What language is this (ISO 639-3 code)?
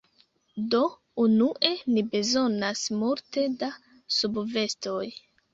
epo